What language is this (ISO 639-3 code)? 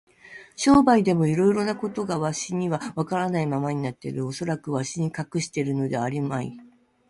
jpn